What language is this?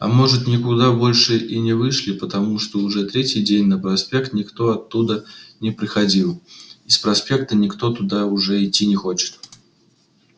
Russian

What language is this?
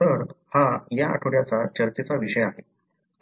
Marathi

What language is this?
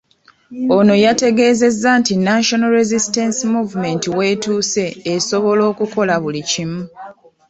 Ganda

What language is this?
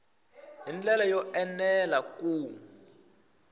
Tsonga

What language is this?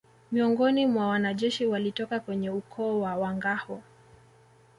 Swahili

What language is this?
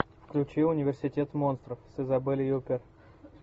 Russian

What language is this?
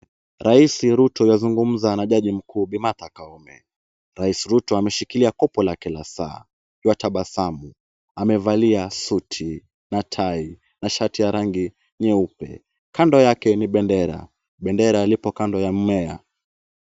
Swahili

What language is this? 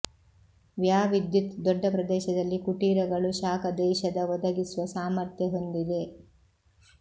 Kannada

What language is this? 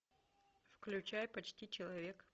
Russian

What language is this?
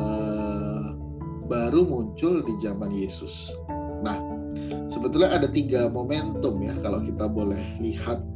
Indonesian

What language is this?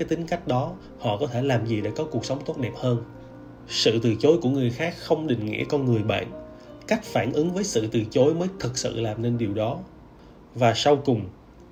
Vietnamese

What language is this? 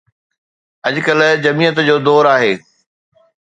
Sindhi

